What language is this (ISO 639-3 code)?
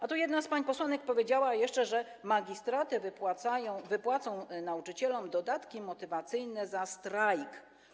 pol